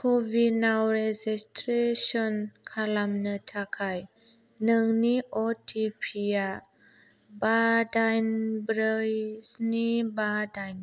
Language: Bodo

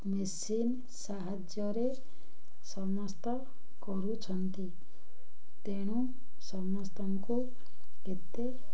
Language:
Odia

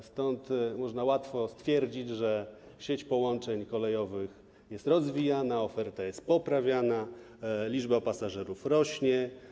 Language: Polish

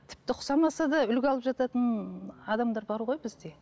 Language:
Kazakh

